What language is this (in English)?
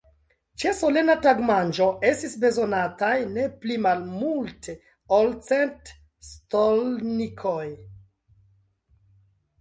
Esperanto